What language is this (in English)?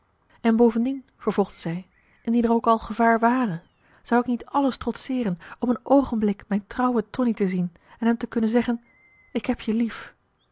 Dutch